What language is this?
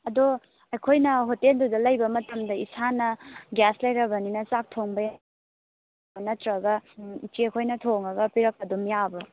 Manipuri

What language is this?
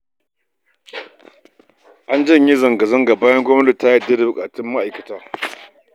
Hausa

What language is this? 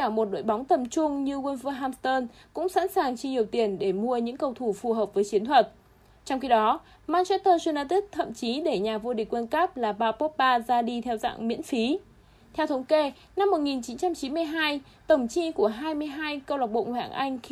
Vietnamese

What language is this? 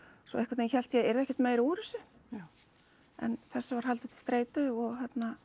Icelandic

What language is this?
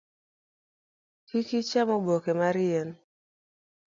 Luo (Kenya and Tanzania)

